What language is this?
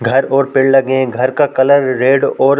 Hindi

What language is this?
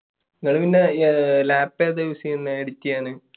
Malayalam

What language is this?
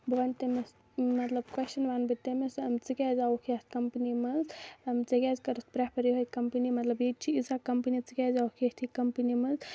Kashmiri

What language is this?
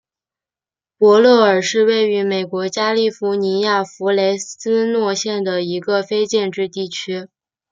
Chinese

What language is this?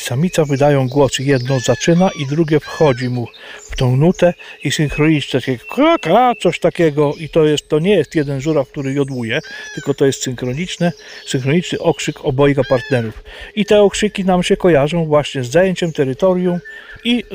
Polish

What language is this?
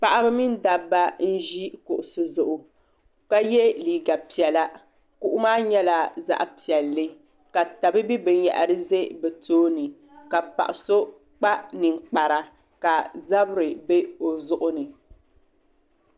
Dagbani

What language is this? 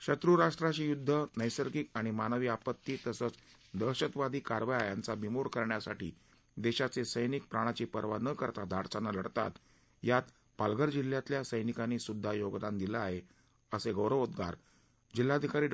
Marathi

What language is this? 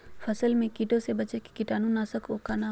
Magahi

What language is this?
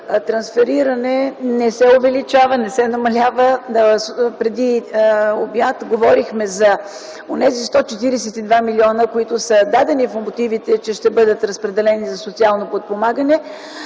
Bulgarian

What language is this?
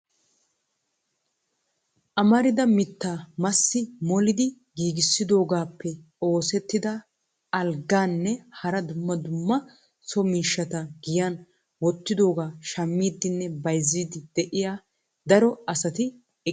Wolaytta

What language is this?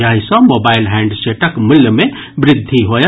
Maithili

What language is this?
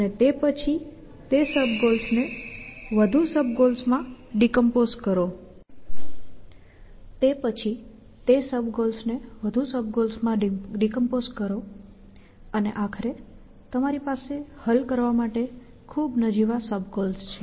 Gujarati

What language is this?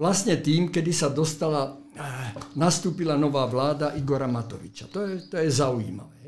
Slovak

